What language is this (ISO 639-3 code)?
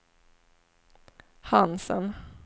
swe